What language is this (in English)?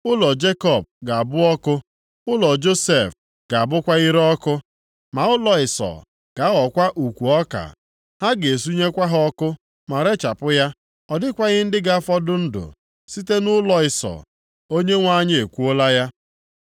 Igbo